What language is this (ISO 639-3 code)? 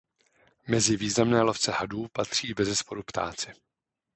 ces